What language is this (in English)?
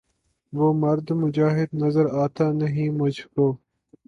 Urdu